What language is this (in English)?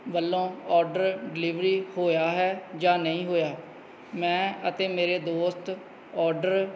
Punjabi